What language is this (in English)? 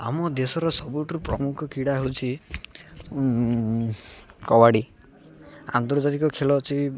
Odia